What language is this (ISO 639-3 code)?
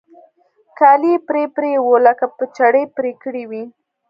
pus